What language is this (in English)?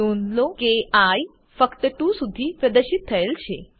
Gujarati